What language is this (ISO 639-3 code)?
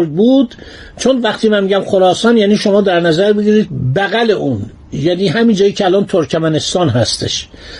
fas